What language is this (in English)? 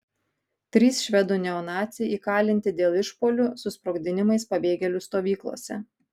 Lithuanian